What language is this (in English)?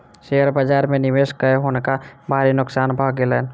Maithili